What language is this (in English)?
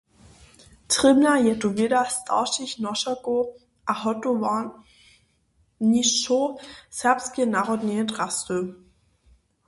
Upper Sorbian